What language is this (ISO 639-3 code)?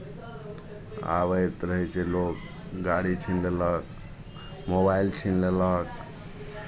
mai